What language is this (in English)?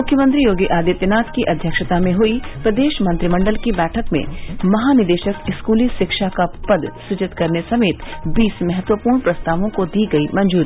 Hindi